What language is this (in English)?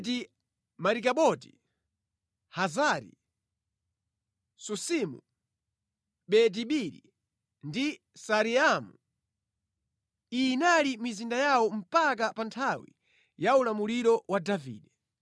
Nyanja